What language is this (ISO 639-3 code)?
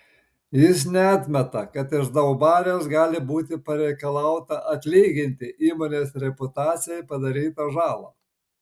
lit